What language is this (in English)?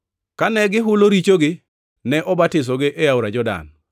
Luo (Kenya and Tanzania)